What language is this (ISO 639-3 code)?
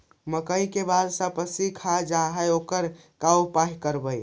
mag